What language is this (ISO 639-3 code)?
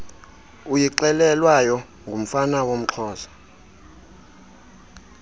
xho